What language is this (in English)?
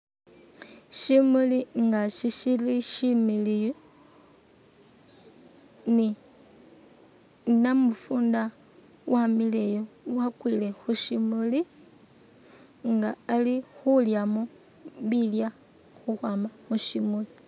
Masaaba